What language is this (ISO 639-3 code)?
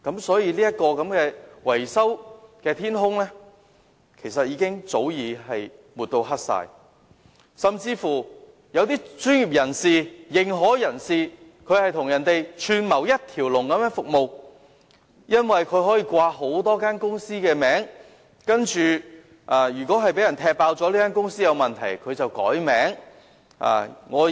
yue